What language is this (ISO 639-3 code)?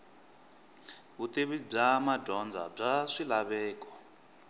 tso